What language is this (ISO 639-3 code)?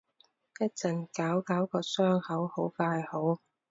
yue